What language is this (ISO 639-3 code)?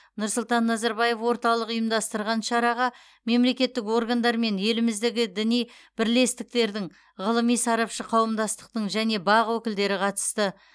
kaz